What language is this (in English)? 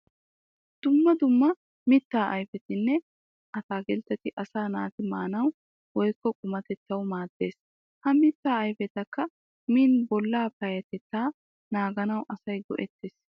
Wolaytta